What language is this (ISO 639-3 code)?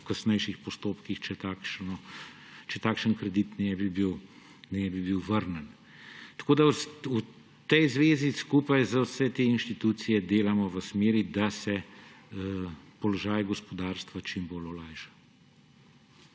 slv